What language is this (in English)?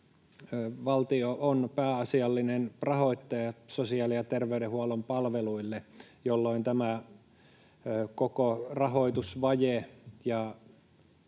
Finnish